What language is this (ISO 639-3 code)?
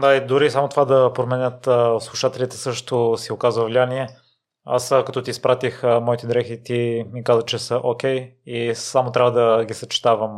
bul